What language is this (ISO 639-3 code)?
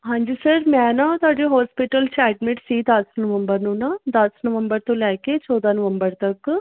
pan